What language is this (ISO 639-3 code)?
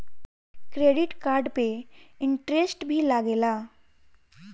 bho